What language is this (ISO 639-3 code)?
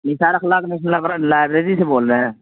urd